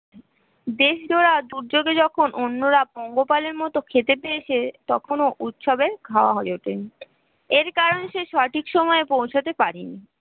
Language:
Bangla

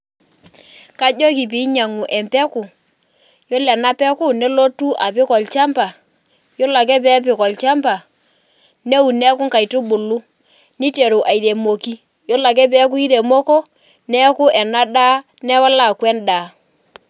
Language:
Masai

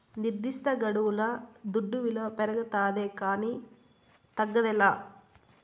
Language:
Telugu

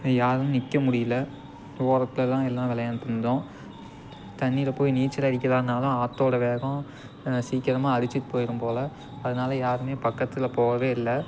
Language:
Tamil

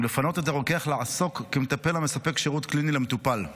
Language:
Hebrew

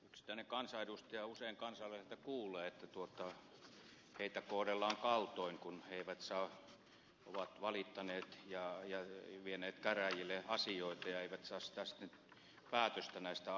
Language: Finnish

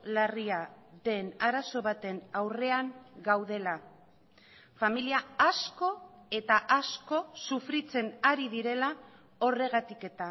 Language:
Basque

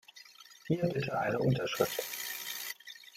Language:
German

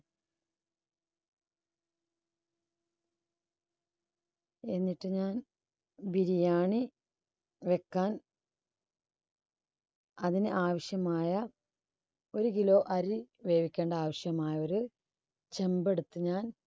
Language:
Malayalam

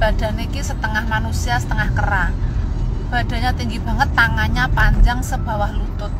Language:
Indonesian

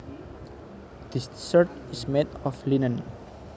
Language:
Javanese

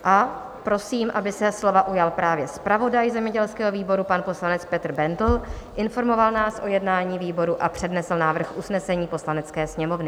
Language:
Czech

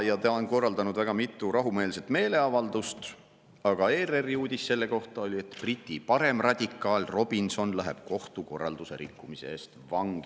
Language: Estonian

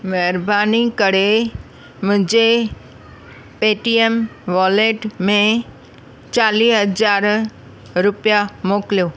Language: Sindhi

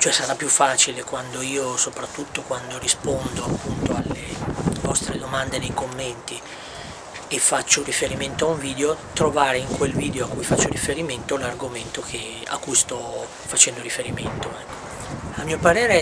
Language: Italian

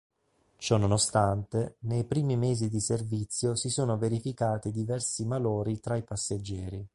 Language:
Italian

